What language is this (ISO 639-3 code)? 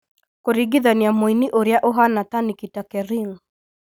kik